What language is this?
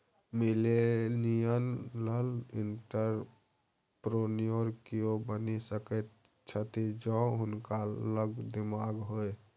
Maithili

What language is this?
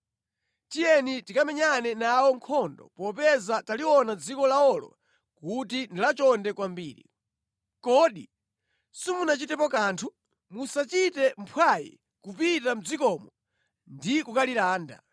Nyanja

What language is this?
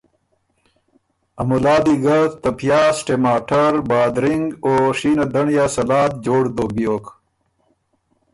Ormuri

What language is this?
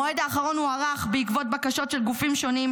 Hebrew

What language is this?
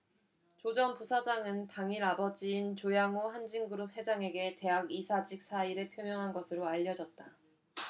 Korean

